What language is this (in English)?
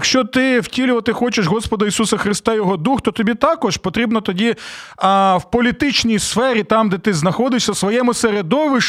Ukrainian